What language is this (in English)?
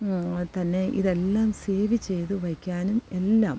Malayalam